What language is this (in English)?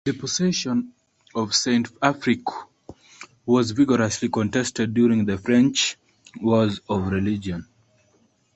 English